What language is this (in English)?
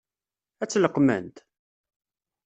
Kabyle